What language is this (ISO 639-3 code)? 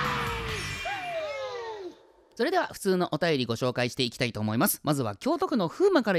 jpn